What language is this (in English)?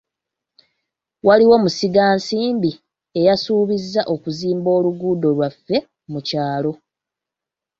Ganda